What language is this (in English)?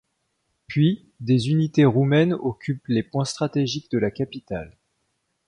French